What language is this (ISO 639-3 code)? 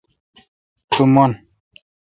xka